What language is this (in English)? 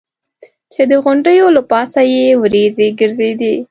Pashto